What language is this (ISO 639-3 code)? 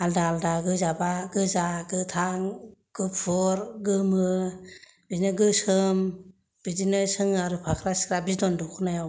brx